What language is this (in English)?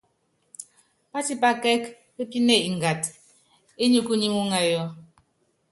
Yangben